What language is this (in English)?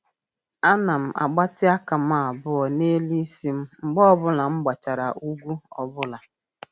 Igbo